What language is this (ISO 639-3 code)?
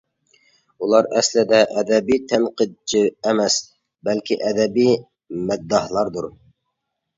uig